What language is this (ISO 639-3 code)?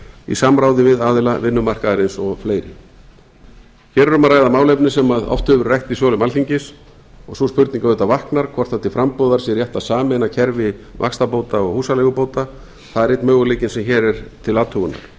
isl